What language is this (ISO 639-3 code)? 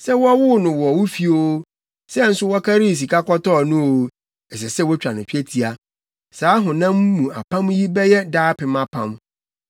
aka